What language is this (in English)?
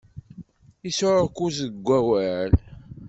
Kabyle